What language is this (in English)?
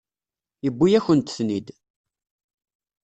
Kabyle